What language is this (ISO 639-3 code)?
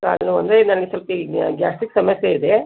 kan